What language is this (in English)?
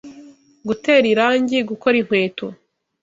Kinyarwanda